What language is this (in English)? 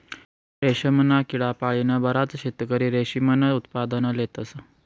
Marathi